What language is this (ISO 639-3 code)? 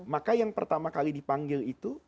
ind